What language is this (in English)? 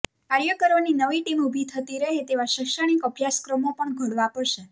Gujarati